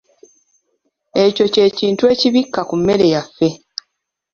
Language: Ganda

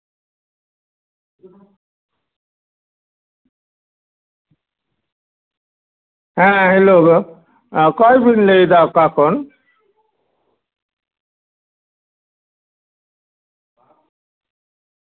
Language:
Santali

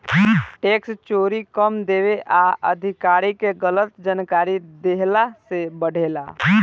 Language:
Bhojpuri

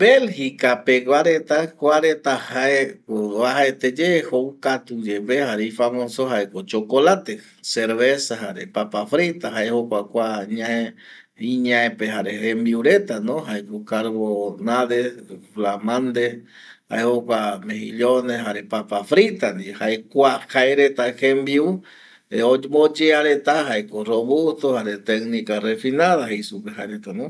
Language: Eastern Bolivian Guaraní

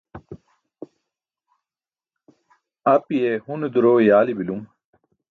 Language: Burushaski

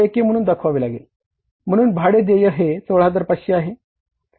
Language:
Marathi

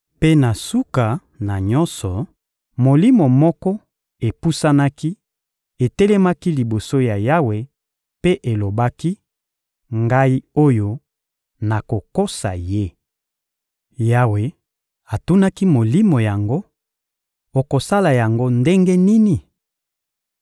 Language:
Lingala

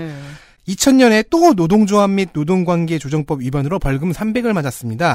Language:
Korean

